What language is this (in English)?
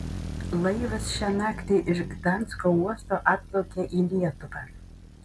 Lithuanian